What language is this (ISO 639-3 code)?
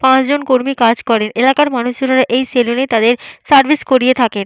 ben